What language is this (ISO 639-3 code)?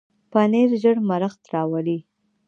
pus